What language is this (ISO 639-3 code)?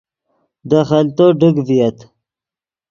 ydg